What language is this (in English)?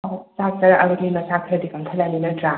Manipuri